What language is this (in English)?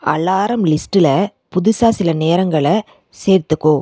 Tamil